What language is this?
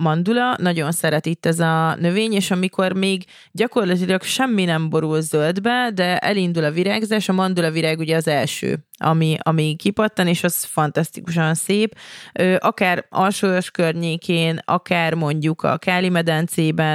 Hungarian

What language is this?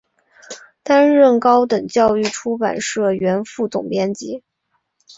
Chinese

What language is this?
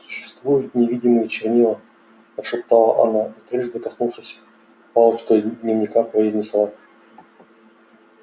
Russian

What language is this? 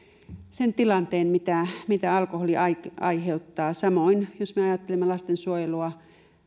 Finnish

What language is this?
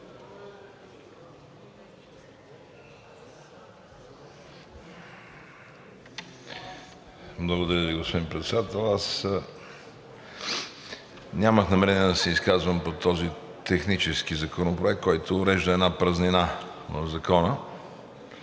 Bulgarian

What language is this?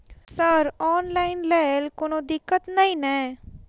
Maithili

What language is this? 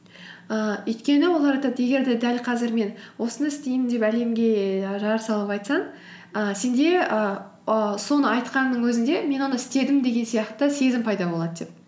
Kazakh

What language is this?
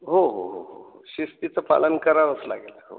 Marathi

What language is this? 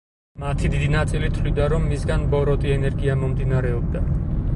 Georgian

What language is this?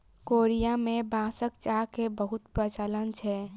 Maithili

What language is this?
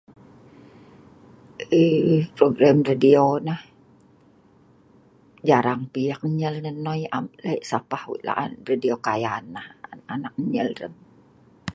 Sa'ban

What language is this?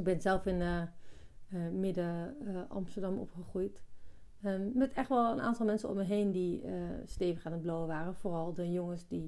Dutch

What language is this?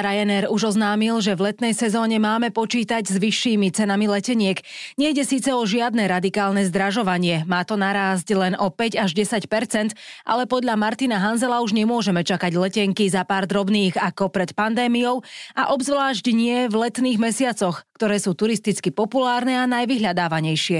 Slovak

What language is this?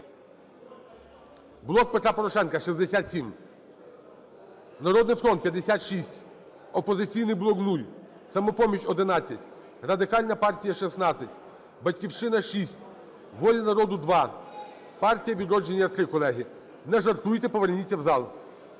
Ukrainian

